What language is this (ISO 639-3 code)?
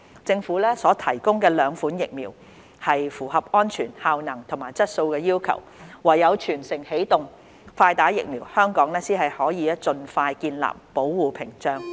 yue